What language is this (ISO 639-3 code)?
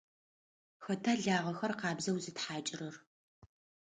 ady